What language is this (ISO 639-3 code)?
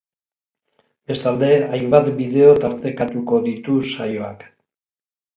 eus